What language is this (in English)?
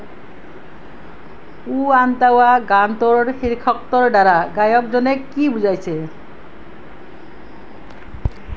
Assamese